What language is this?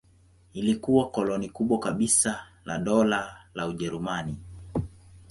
Swahili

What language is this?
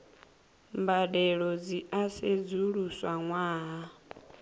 Venda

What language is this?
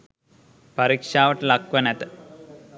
Sinhala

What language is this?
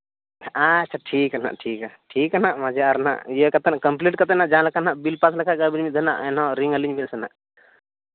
Santali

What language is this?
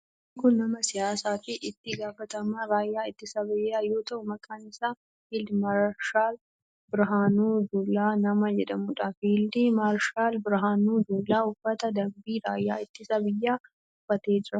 Oromo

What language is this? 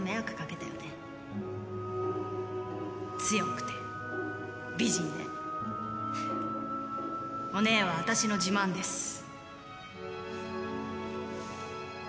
Japanese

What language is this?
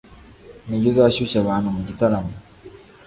Kinyarwanda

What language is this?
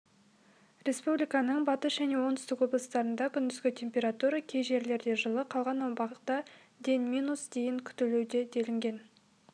Kazakh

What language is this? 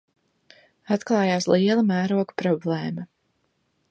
Latvian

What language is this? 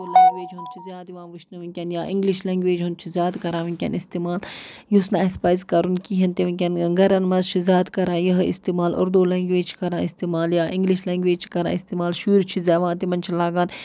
Kashmiri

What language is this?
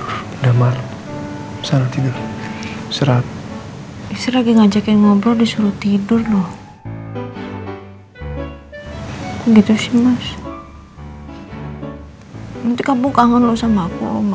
Indonesian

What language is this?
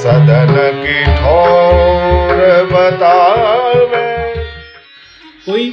Hindi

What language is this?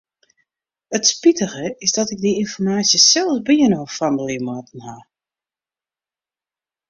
Western Frisian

